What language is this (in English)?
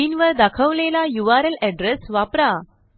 Marathi